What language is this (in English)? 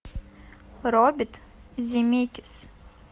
Russian